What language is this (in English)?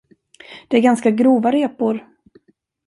Swedish